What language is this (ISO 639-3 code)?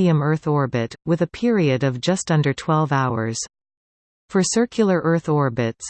eng